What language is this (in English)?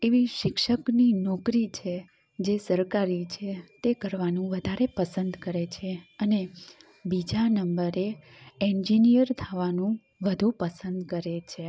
Gujarati